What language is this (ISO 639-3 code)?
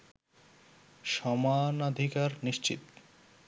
ben